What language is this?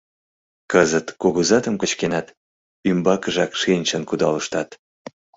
Mari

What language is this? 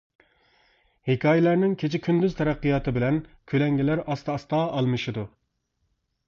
Uyghur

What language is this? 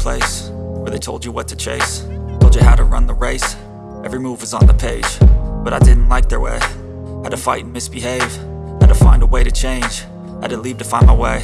Indonesian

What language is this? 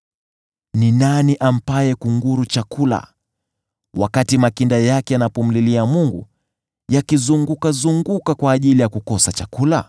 Swahili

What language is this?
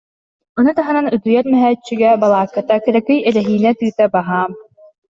Yakut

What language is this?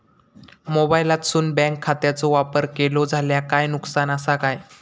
Marathi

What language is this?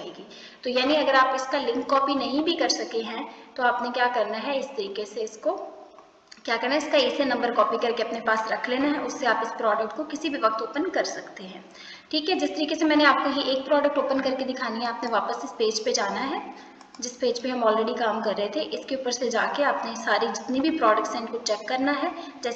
Urdu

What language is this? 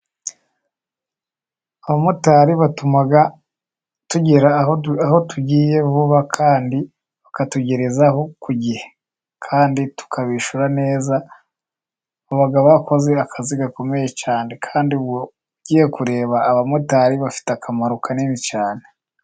Kinyarwanda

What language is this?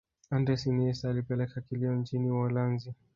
Swahili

